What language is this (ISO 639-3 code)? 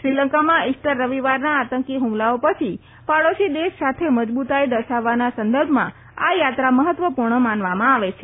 guj